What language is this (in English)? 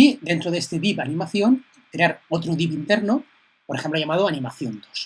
Spanish